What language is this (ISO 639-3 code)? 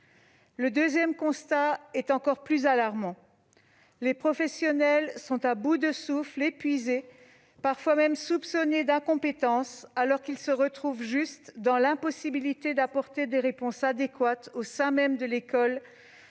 fra